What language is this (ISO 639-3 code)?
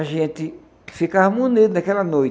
por